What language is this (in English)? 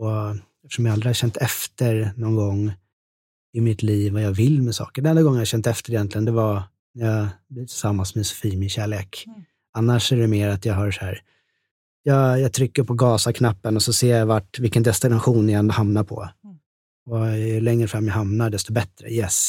Swedish